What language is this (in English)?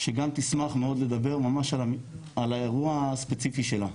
Hebrew